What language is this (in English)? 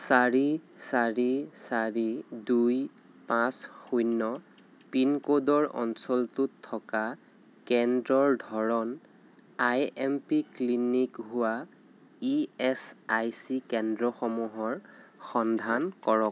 Assamese